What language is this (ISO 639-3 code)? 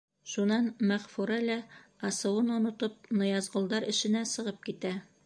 bak